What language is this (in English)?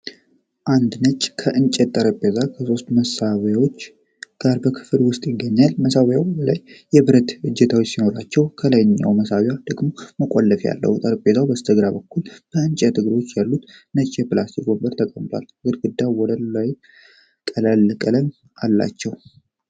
Amharic